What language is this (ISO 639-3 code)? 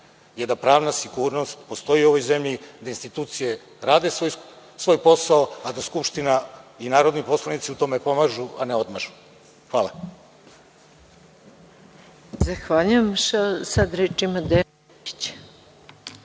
srp